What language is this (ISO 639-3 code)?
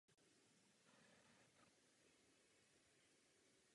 ces